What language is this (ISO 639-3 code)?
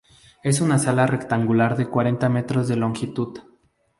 spa